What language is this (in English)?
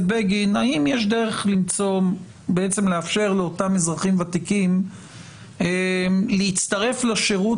Hebrew